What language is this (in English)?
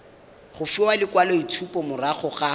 Tswana